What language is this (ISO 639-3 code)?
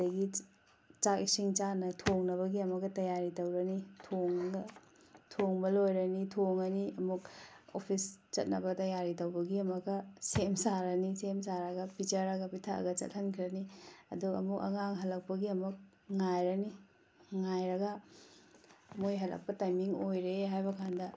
mni